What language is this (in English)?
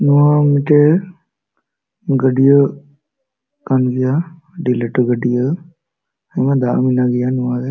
Santali